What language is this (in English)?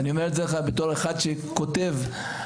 Hebrew